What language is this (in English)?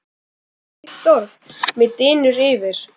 Icelandic